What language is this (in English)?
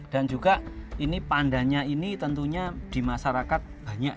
Indonesian